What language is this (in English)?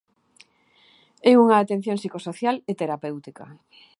Galician